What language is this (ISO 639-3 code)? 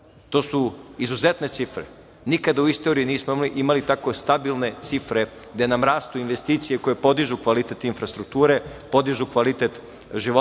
srp